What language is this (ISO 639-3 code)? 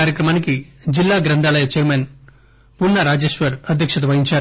tel